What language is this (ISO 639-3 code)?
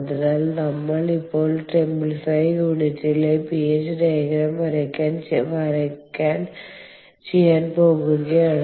mal